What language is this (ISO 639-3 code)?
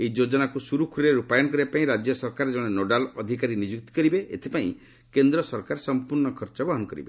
ori